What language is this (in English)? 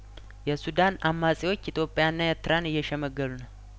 Amharic